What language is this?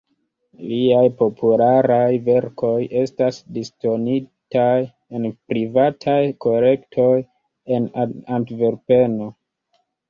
Esperanto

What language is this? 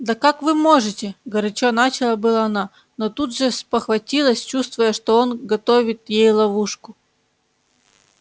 Russian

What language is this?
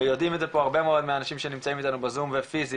Hebrew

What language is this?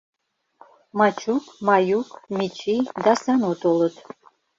Mari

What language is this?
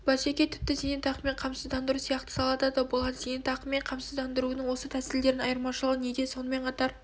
Kazakh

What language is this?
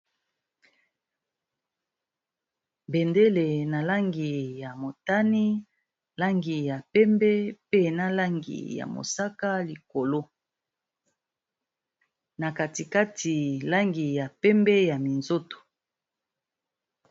Lingala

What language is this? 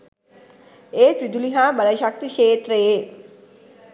Sinhala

